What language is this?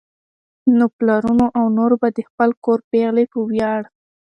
Pashto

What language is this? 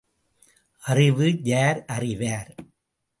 Tamil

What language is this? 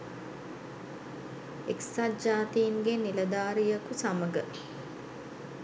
Sinhala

